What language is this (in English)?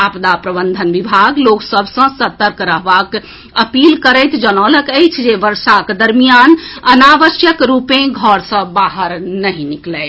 Maithili